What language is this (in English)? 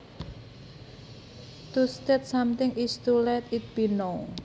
Javanese